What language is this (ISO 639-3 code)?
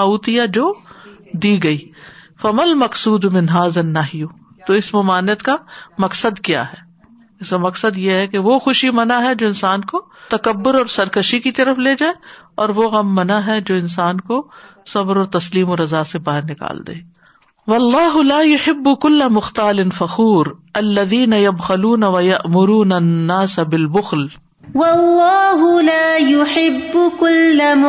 urd